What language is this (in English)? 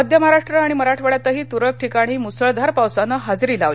Marathi